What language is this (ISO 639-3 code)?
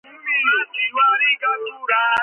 kat